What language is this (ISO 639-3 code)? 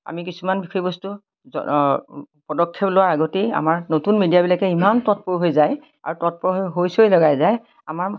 asm